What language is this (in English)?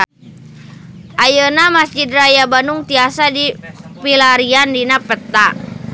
Sundanese